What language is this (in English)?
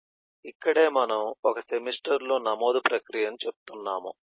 Telugu